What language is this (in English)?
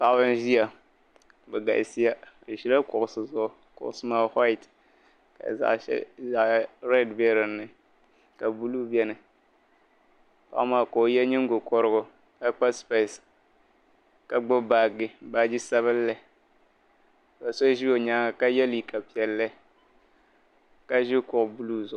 Dagbani